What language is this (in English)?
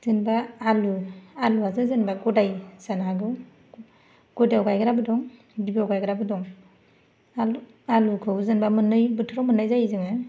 Bodo